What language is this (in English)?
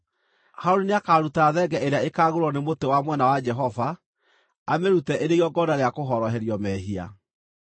Kikuyu